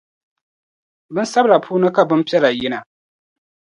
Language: Dagbani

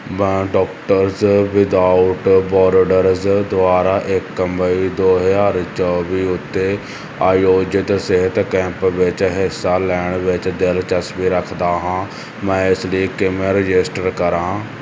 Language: Punjabi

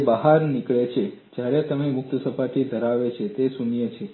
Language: Gujarati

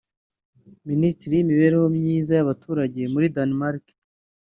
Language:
Kinyarwanda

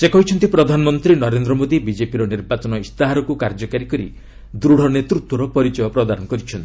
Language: Odia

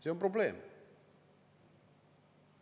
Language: Estonian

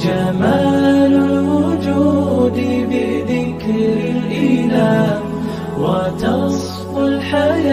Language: Arabic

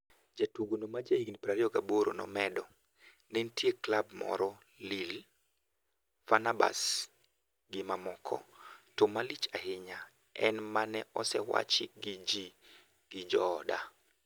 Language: Luo (Kenya and Tanzania)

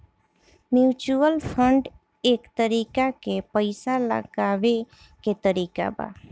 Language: Bhojpuri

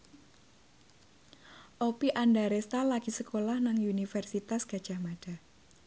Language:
Javanese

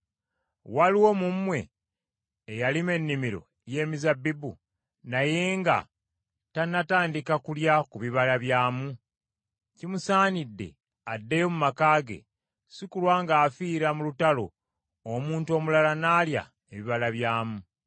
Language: Ganda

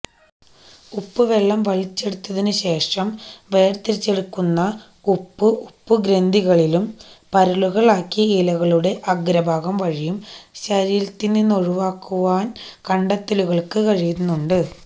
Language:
Malayalam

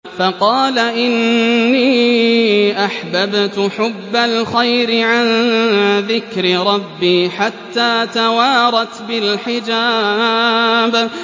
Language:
Arabic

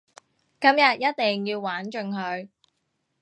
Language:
Cantonese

